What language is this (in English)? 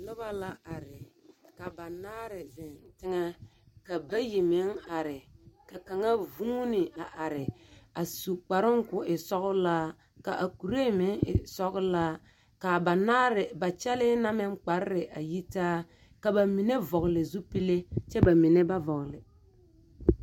Southern Dagaare